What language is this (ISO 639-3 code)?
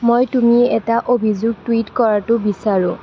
asm